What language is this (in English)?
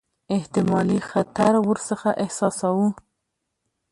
Pashto